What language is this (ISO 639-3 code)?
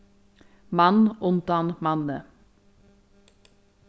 fao